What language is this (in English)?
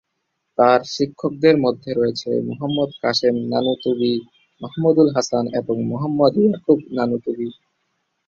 Bangla